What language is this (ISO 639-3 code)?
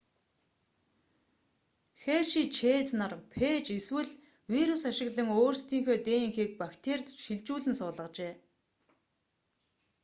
mon